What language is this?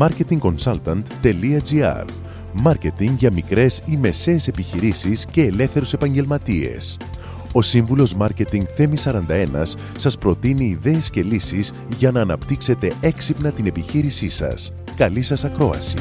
Greek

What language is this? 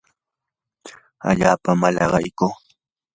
Yanahuanca Pasco Quechua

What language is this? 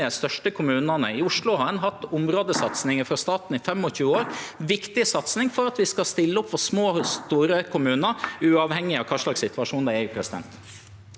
Norwegian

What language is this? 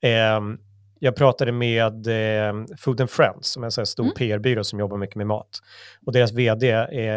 Swedish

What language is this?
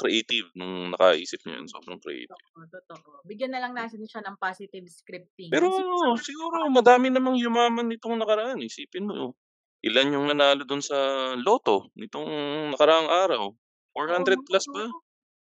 Filipino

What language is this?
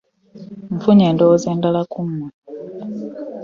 Ganda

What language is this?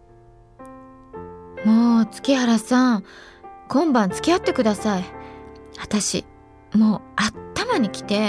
Japanese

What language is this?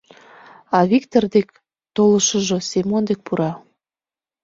Mari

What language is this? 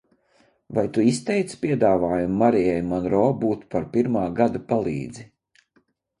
Latvian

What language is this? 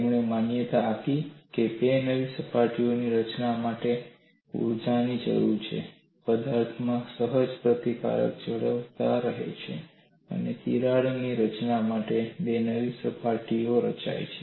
Gujarati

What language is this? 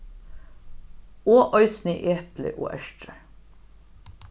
Faroese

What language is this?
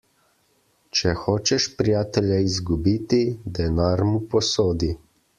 Slovenian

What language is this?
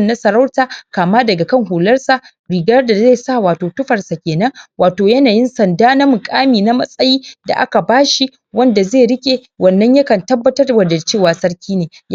Hausa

